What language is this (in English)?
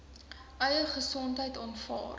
Afrikaans